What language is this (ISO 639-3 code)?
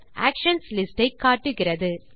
tam